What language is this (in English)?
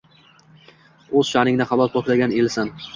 Uzbek